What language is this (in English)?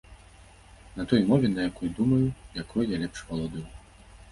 Belarusian